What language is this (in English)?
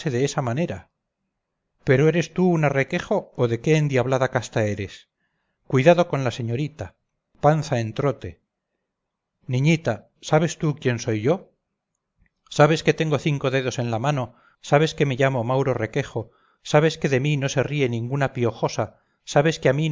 Spanish